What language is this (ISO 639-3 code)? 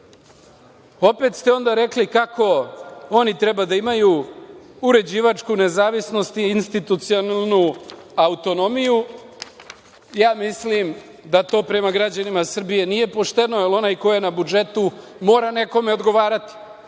srp